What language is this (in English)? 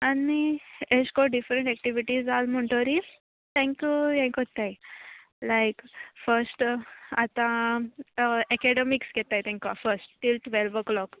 Konkani